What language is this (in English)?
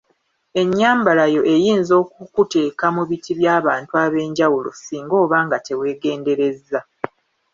Ganda